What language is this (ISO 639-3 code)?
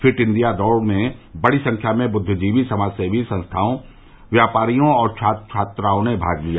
hin